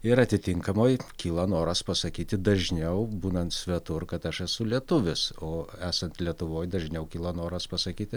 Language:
Lithuanian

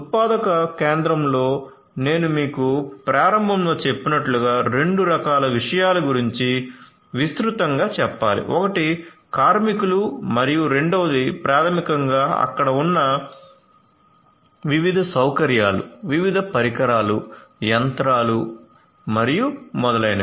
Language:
Telugu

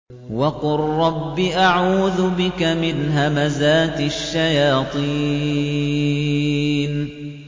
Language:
Arabic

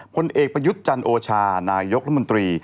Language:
Thai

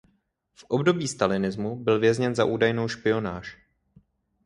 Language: Czech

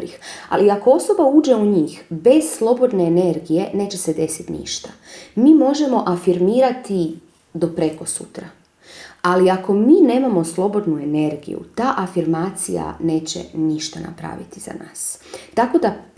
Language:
Croatian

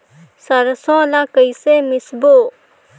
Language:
Chhattisgarhi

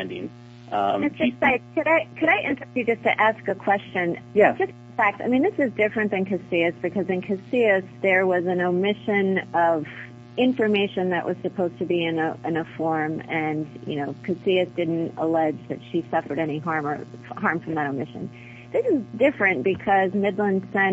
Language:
English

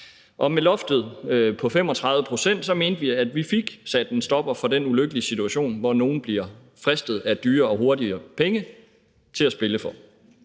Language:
Danish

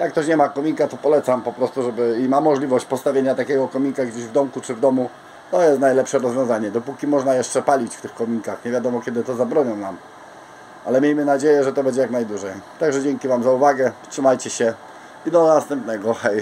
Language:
Polish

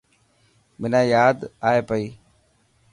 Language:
Dhatki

